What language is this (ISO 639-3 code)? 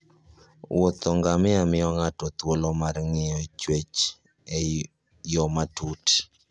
luo